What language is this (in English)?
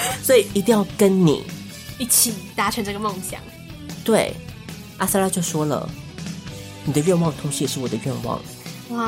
Chinese